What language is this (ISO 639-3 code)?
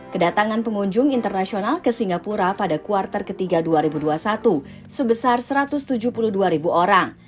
ind